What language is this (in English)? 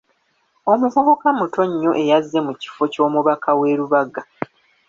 Ganda